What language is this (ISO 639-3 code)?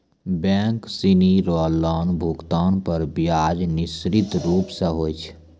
mai